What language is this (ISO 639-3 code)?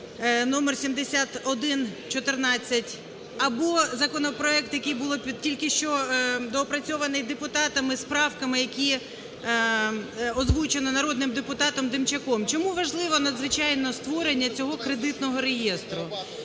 ukr